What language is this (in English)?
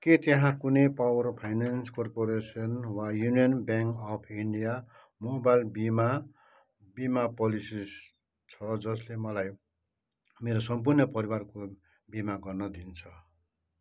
Nepali